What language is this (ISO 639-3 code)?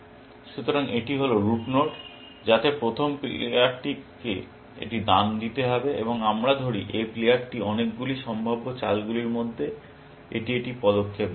ben